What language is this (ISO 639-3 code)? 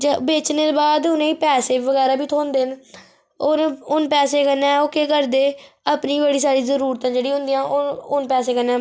doi